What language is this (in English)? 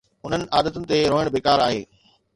Sindhi